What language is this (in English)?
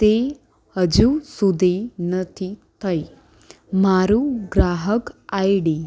Gujarati